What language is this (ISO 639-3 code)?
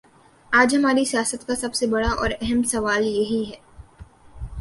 urd